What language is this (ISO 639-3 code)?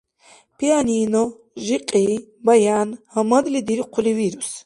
dar